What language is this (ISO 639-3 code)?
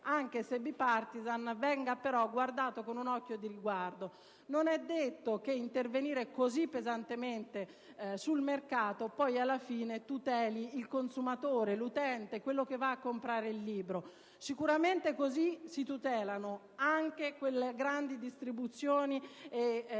ita